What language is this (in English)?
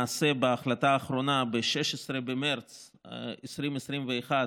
Hebrew